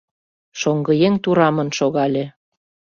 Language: Mari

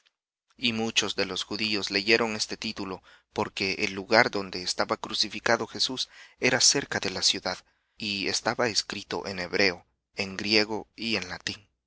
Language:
Spanish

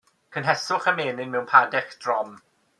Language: Welsh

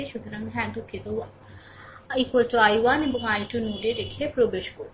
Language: Bangla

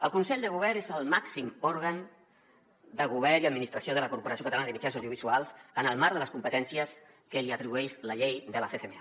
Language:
Catalan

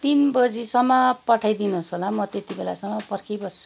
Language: Nepali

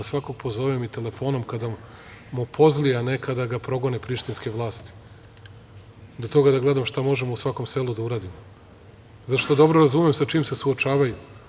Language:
Serbian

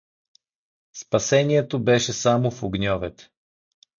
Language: Bulgarian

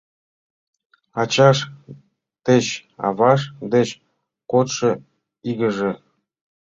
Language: Mari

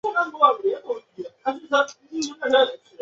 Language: Chinese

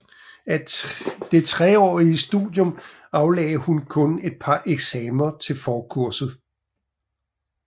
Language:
Danish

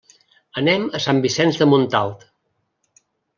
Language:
Catalan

